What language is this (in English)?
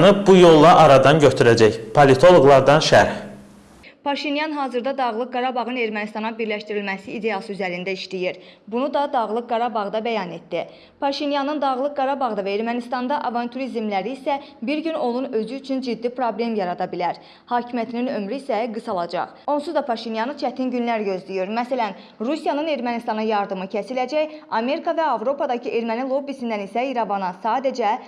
Azerbaijani